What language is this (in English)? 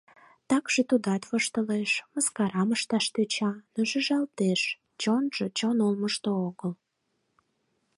Mari